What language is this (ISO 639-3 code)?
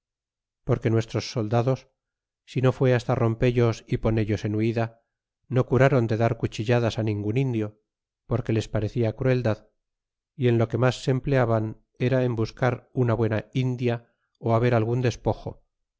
spa